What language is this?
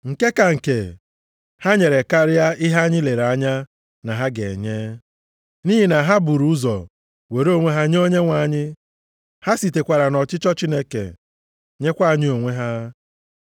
Igbo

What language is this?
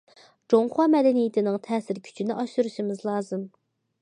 Uyghur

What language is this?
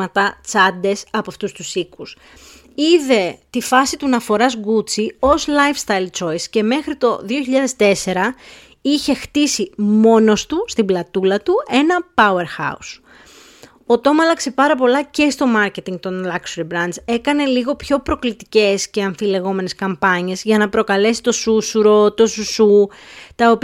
Greek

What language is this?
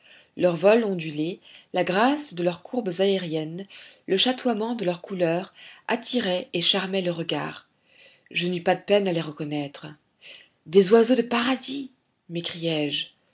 French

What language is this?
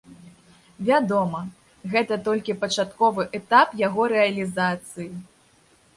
Belarusian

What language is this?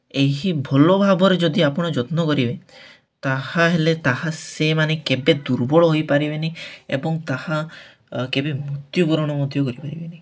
Odia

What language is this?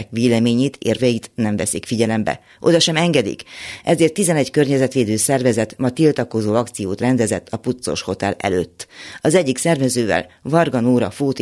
Hungarian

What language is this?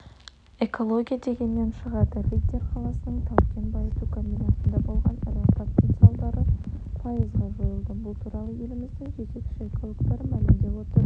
Kazakh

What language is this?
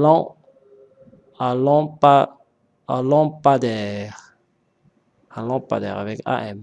French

